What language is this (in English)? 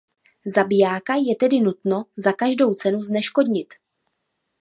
Czech